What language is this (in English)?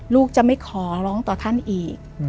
Thai